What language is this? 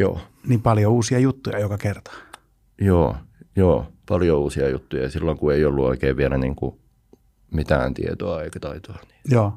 Finnish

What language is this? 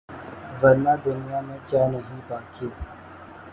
Urdu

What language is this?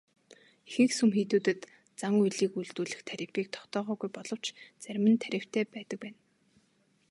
Mongolian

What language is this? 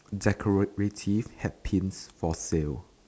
English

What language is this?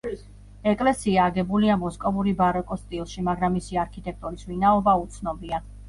Georgian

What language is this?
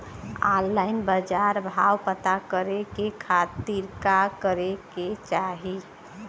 Bhojpuri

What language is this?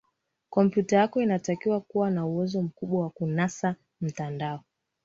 Swahili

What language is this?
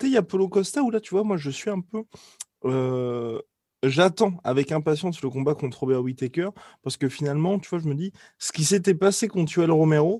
French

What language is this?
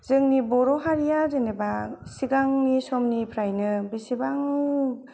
Bodo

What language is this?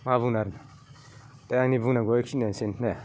Bodo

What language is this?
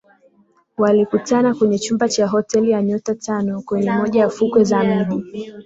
Swahili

